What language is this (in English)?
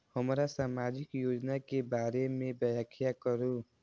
Maithili